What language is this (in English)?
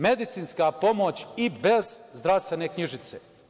Serbian